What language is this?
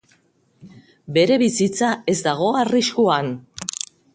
Basque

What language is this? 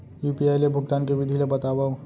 Chhattisgarhi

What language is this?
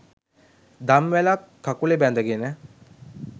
Sinhala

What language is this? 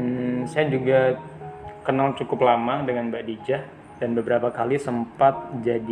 Indonesian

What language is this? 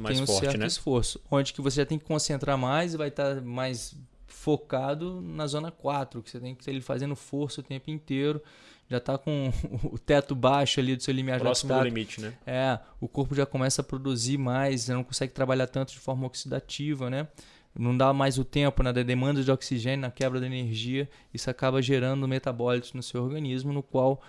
Portuguese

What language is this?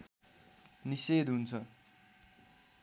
Nepali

